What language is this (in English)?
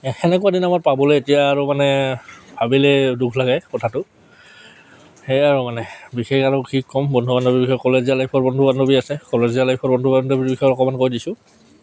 Assamese